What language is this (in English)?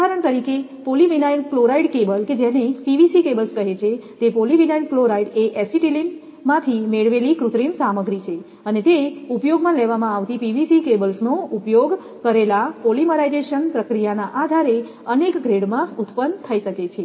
Gujarati